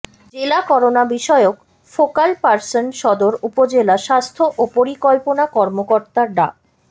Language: Bangla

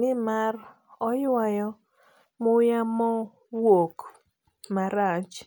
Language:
Luo (Kenya and Tanzania)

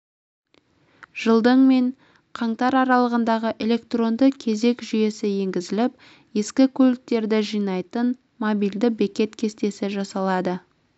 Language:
Kazakh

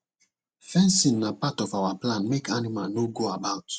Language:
Nigerian Pidgin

